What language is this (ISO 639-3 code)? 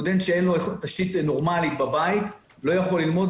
heb